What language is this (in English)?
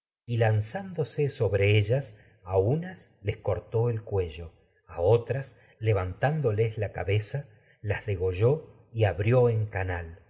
Spanish